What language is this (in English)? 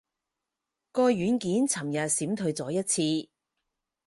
Cantonese